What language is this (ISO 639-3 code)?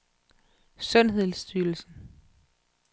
dan